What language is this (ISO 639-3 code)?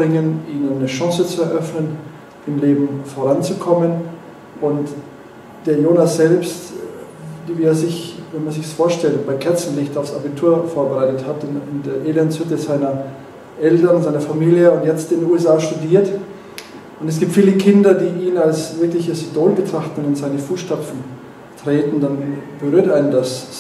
deu